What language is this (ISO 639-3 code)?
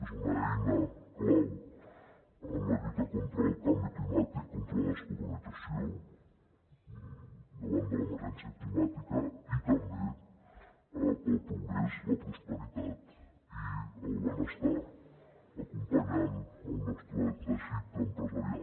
cat